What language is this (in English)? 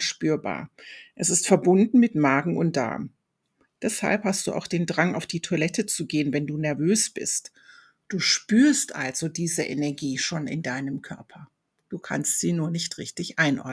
German